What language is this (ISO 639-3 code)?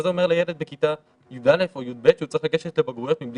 heb